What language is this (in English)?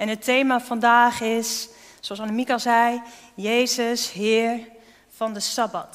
Dutch